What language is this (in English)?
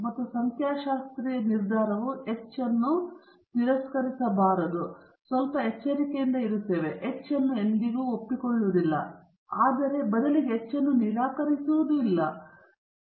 Kannada